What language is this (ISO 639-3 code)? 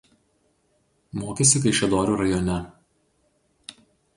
lit